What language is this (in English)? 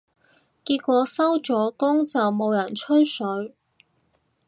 Cantonese